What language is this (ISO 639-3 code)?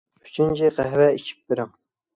uig